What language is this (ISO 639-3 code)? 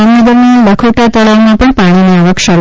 guj